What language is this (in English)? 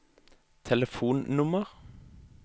Norwegian